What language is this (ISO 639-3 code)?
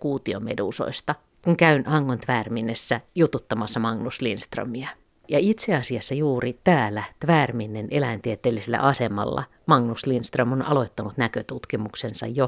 fin